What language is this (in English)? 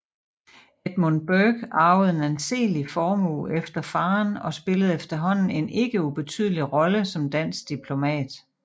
Danish